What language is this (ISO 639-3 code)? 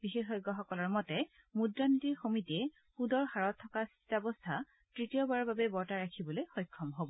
asm